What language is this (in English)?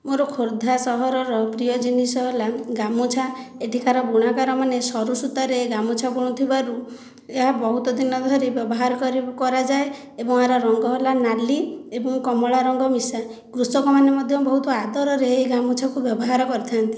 Odia